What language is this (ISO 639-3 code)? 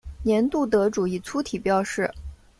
zho